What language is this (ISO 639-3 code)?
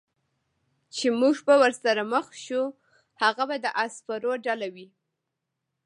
pus